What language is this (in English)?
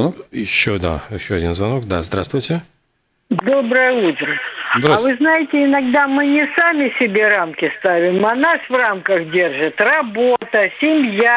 Russian